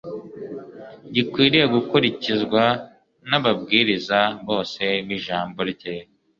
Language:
Kinyarwanda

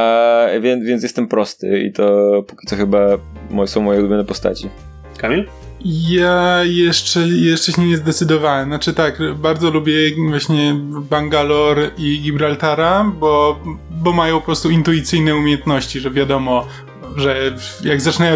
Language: Polish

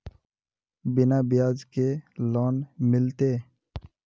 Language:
Magahi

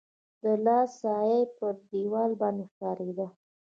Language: Pashto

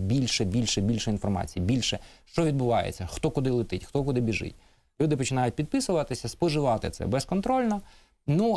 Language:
Ukrainian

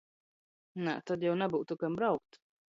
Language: Latgalian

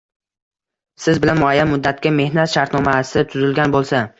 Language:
Uzbek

